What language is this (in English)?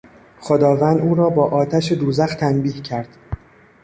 Persian